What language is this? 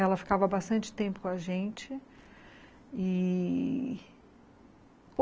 Portuguese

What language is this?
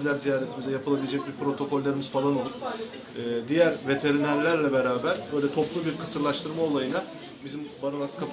Turkish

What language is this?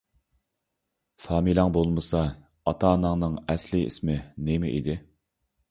Uyghur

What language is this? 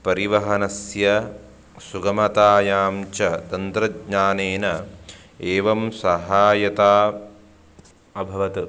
Sanskrit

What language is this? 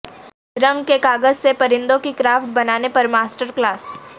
Urdu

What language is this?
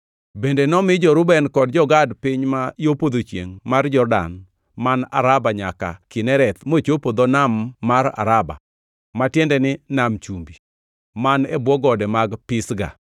Luo (Kenya and Tanzania)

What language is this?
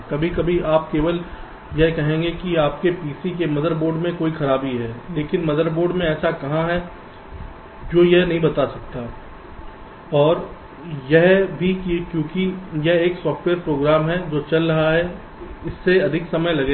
Hindi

